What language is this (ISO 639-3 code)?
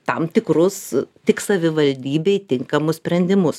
lit